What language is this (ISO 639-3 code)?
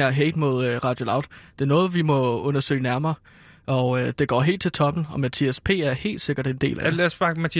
dan